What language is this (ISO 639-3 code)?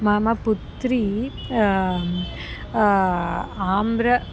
san